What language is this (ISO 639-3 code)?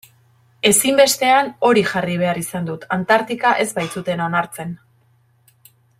eus